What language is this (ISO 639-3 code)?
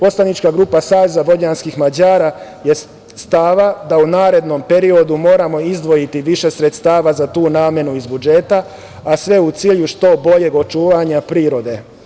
srp